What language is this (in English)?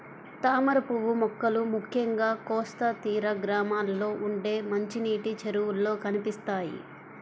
Telugu